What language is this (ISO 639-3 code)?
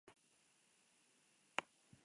spa